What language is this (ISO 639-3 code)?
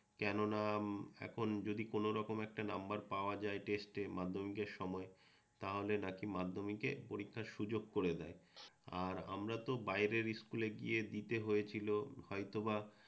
ben